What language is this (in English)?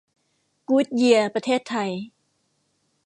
Thai